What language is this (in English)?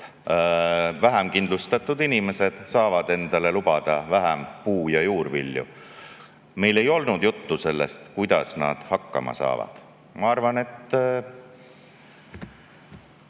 Estonian